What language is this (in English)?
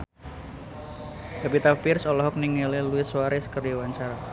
Sundanese